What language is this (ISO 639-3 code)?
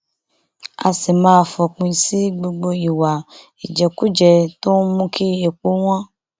yor